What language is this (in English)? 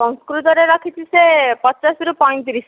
Odia